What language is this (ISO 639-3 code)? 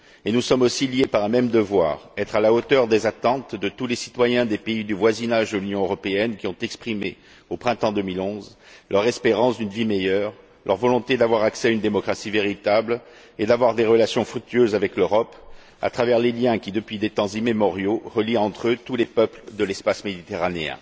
fra